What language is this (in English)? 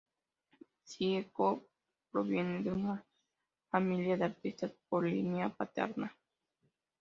Spanish